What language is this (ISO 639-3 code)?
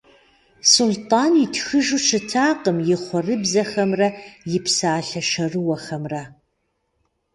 kbd